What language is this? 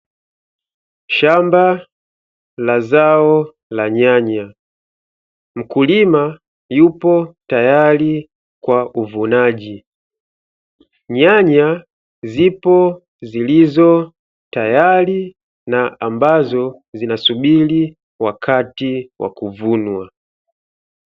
Swahili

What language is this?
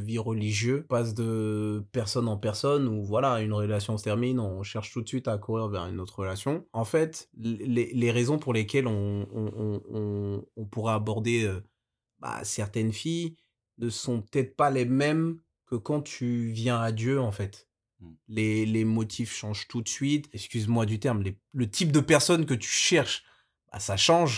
French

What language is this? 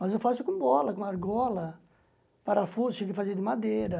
Portuguese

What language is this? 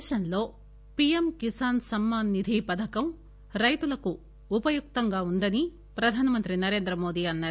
Telugu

